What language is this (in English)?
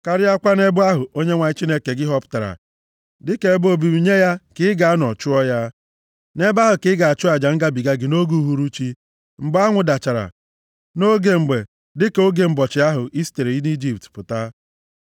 Igbo